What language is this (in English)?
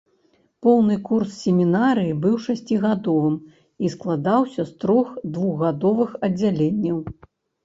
Belarusian